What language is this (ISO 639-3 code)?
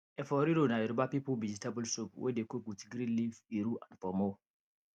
pcm